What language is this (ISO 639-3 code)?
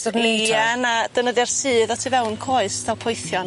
cym